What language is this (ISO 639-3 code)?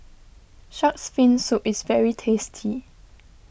eng